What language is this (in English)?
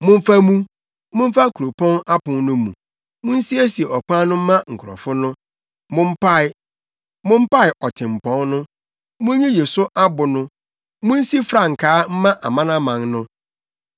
Akan